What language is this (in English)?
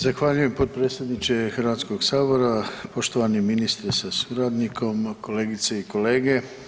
Croatian